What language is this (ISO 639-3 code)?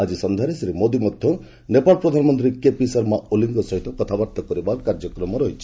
ori